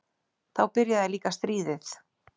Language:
Icelandic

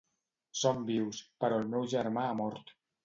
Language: Catalan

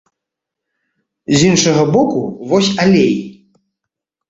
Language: Belarusian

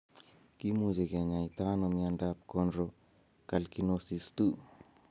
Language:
Kalenjin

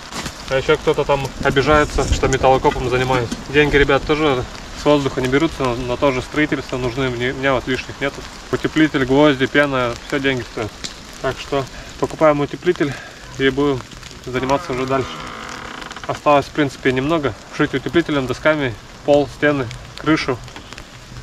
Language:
Russian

